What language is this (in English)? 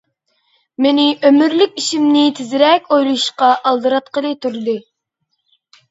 Uyghur